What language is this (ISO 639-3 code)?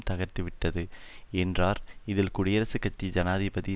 tam